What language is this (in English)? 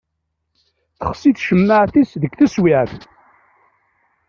Kabyle